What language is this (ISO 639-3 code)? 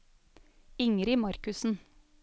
nor